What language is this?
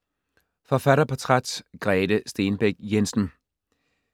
Danish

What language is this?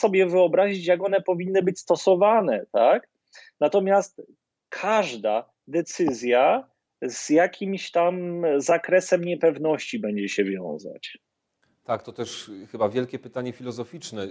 Polish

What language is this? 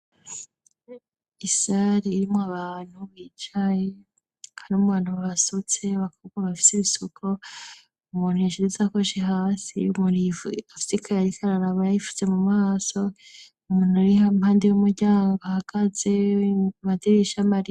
Rundi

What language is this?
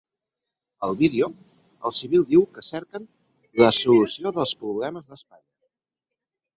Catalan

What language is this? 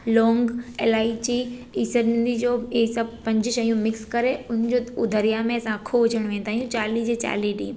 Sindhi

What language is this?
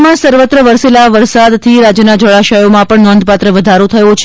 Gujarati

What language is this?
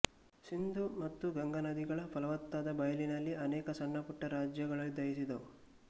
Kannada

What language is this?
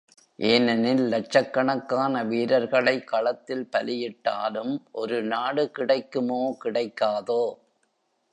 Tamil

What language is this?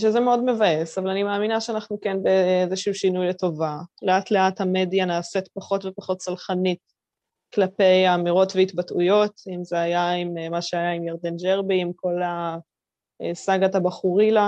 Hebrew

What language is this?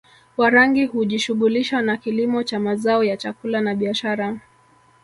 Swahili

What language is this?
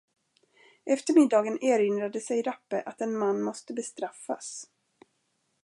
Swedish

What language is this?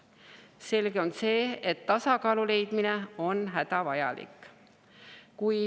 Estonian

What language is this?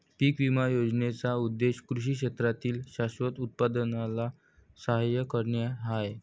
Marathi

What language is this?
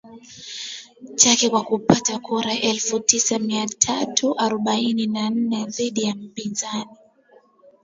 Swahili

